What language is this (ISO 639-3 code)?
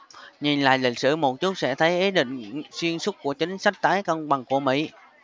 vie